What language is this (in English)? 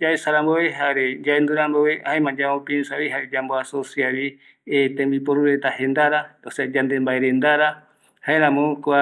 Eastern Bolivian Guaraní